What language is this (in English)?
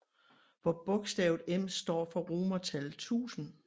Danish